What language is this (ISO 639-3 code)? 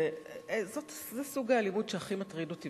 heb